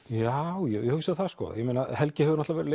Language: Icelandic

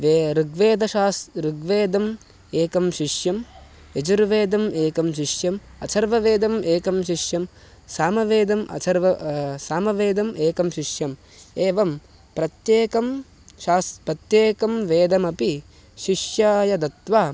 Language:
Sanskrit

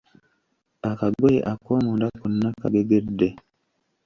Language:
Ganda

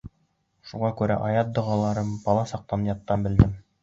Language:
Bashkir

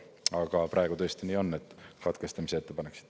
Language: Estonian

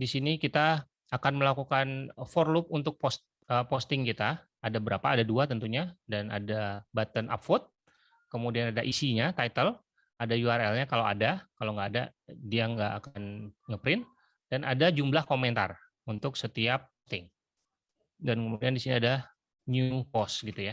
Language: Indonesian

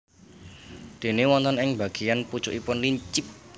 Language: Javanese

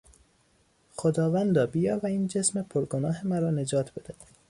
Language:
Persian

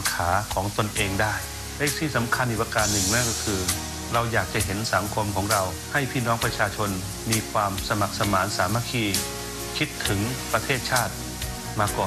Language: Thai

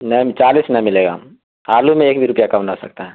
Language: Urdu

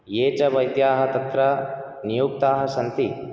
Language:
Sanskrit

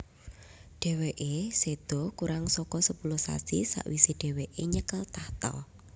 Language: Javanese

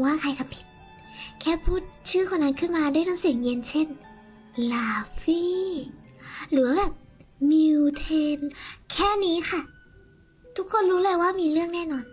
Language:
Thai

